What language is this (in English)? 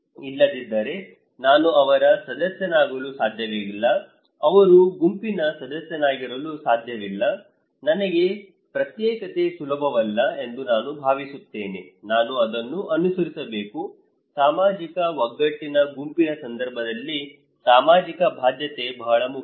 Kannada